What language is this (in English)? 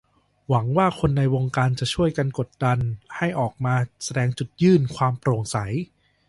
Thai